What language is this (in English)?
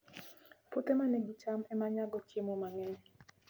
Luo (Kenya and Tanzania)